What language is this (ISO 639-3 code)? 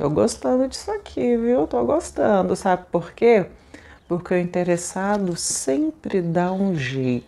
por